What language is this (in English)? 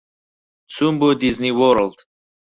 Central Kurdish